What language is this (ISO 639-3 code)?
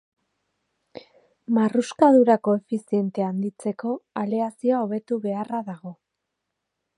eus